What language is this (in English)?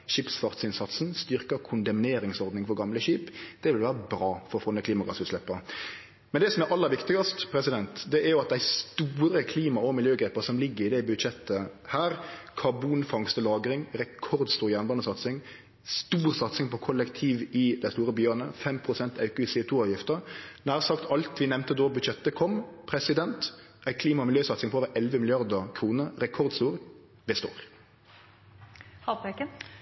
Norwegian Nynorsk